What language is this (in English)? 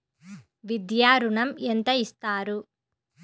Telugu